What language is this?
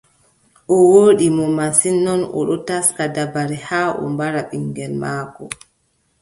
Adamawa Fulfulde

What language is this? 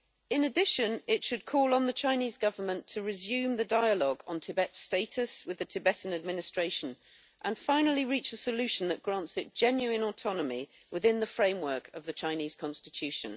English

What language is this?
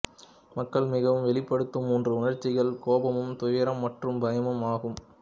Tamil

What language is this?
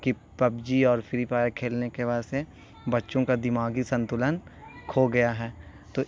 Urdu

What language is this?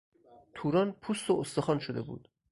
Persian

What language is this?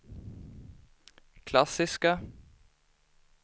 Swedish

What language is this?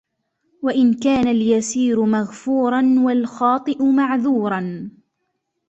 Arabic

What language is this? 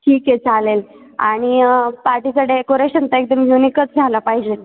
Marathi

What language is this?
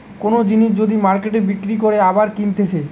Bangla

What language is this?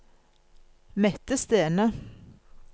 Norwegian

